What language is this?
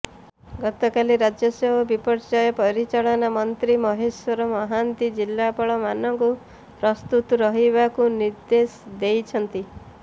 Odia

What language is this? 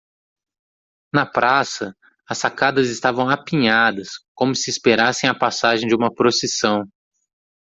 Portuguese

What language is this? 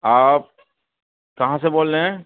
Urdu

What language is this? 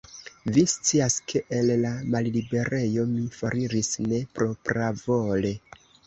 Esperanto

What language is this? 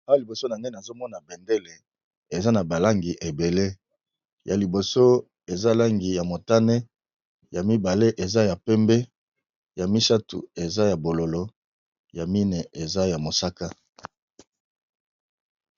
Lingala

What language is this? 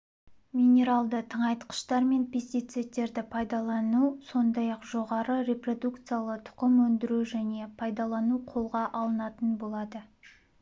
Kazakh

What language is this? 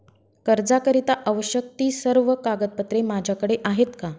Marathi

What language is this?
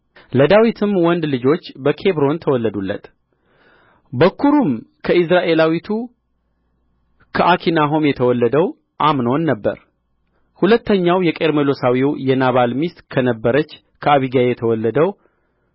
Amharic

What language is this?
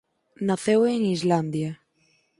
Galician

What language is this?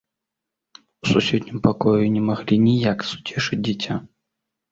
Belarusian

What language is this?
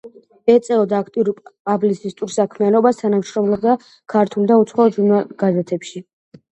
Georgian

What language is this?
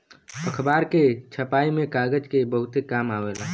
Bhojpuri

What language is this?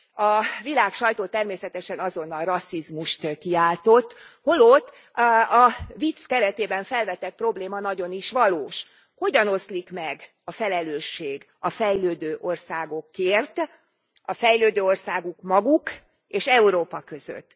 Hungarian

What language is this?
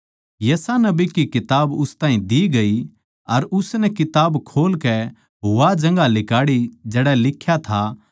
Haryanvi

